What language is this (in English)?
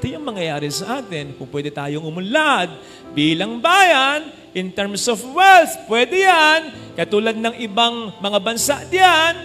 Filipino